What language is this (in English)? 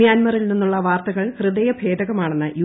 Malayalam